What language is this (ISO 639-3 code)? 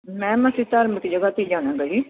pan